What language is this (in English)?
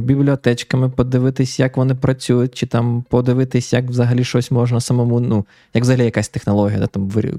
Ukrainian